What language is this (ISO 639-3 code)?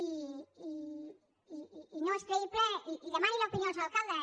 cat